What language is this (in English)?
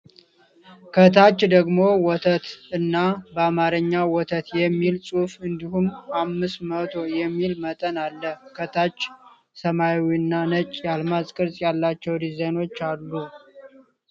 Amharic